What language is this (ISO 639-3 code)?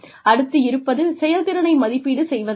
tam